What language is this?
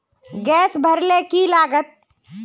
Magahi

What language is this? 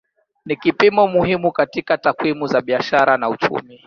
Swahili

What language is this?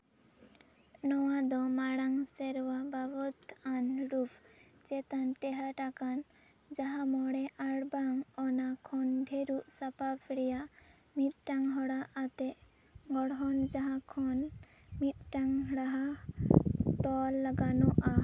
Santali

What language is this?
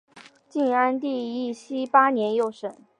Chinese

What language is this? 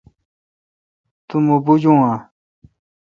Kalkoti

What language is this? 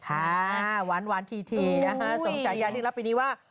Thai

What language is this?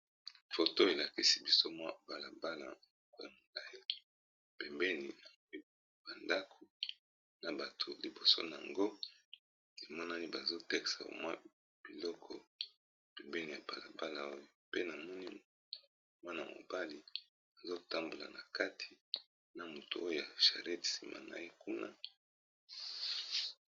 Lingala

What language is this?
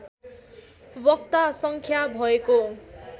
Nepali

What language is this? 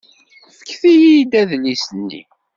Kabyle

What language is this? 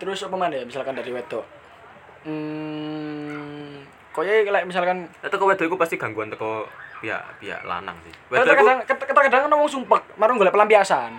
Indonesian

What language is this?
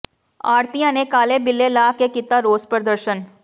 Punjabi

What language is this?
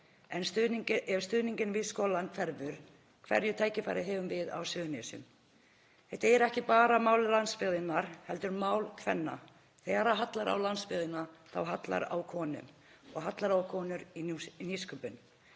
Icelandic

